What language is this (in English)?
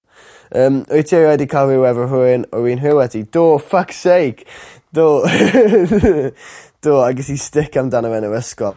Welsh